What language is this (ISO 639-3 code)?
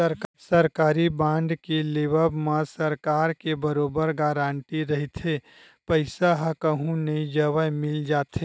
hne